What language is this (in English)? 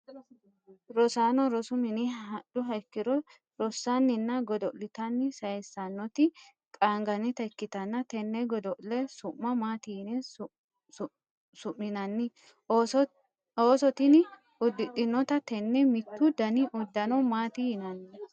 Sidamo